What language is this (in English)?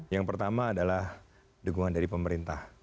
Indonesian